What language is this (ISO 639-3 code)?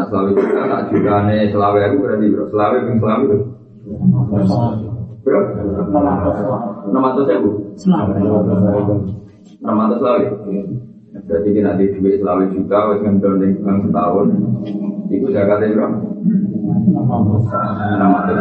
msa